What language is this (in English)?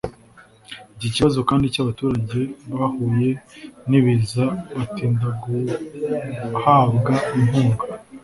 Kinyarwanda